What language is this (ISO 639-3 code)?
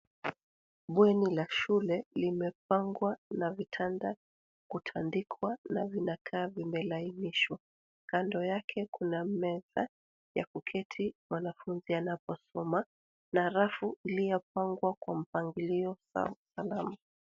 swa